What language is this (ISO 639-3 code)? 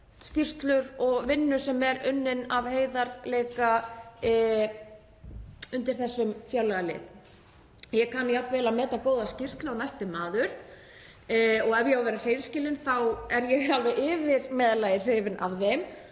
isl